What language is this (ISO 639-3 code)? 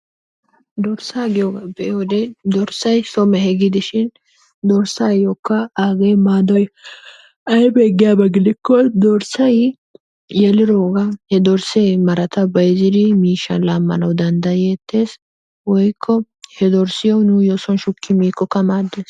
wal